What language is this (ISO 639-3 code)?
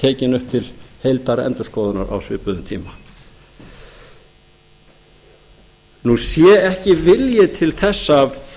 isl